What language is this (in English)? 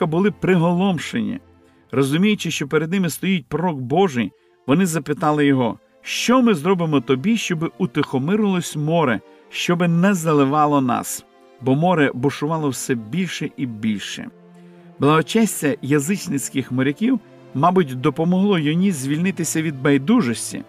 Ukrainian